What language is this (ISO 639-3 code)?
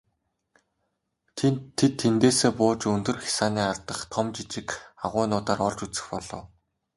mon